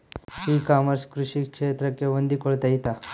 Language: Kannada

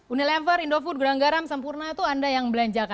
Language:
Indonesian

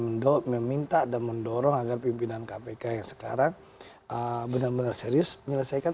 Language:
Indonesian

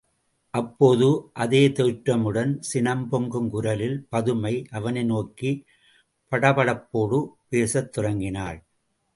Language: Tamil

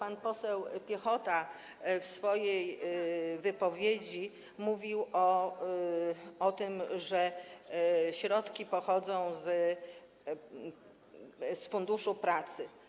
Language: Polish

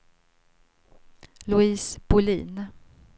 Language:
Swedish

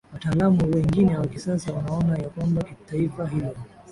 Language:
Swahili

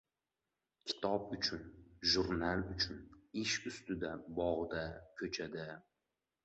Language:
Uzbek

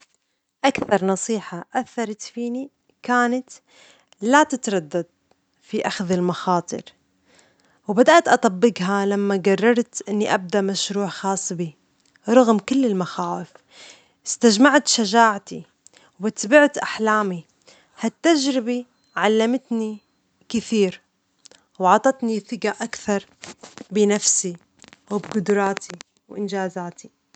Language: Omani Arabic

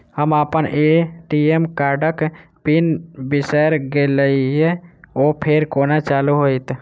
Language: Maithili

